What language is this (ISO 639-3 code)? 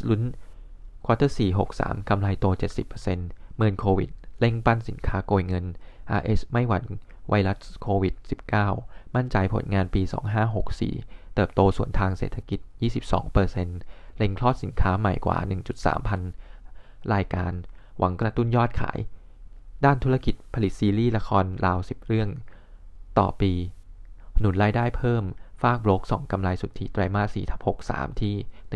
tha